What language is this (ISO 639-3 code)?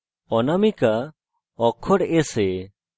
ben